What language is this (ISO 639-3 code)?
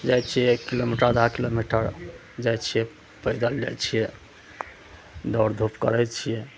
mai